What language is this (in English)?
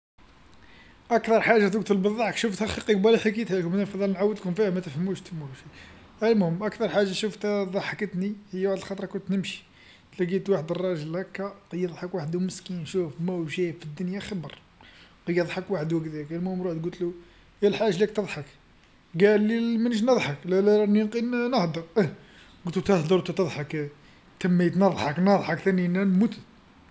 Algerian Arabic